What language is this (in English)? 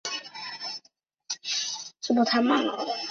Chinese